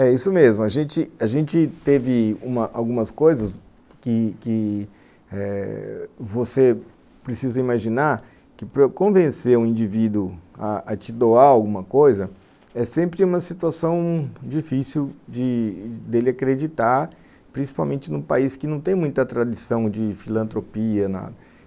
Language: Portuguese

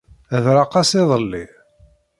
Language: Kabyle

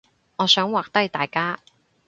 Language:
Cantonese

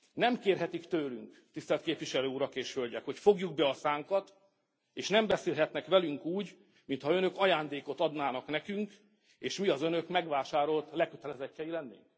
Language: Hungarian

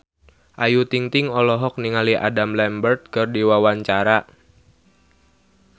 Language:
Sundanese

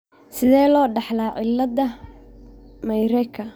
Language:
Somali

